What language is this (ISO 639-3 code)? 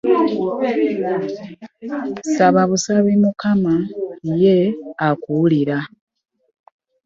lug